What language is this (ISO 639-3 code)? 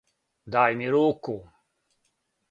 srp